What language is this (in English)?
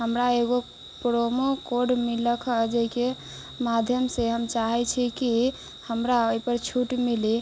Maithili